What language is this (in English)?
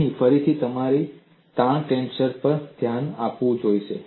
Gujarati